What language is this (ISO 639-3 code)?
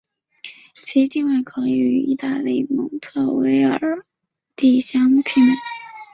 zho